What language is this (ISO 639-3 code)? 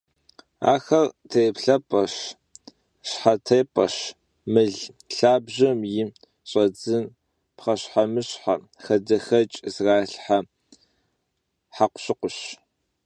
kbd